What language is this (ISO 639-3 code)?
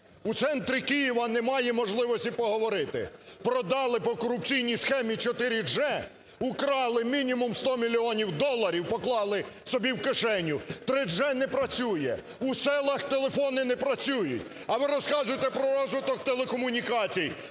ukr